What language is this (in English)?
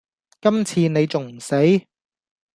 Cantonese